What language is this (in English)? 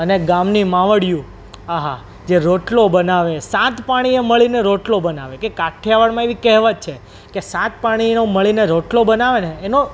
Gujarati